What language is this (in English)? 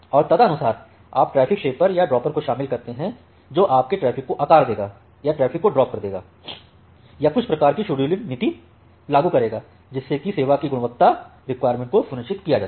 Hindi